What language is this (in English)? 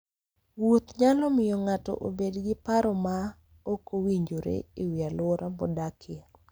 Luo (Kenya and Tanzania)